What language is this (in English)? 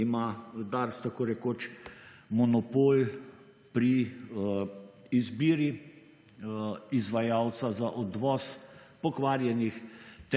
Slovenian